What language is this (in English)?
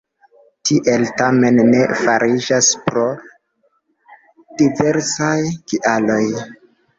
Esperanto